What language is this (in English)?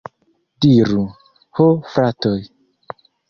Esperanto